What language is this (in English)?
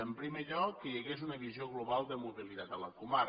Catalan